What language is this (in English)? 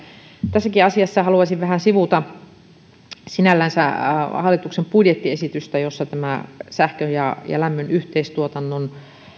Finnish